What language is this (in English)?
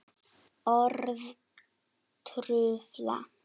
Icelandic